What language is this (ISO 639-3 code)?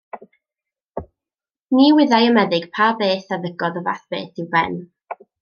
cym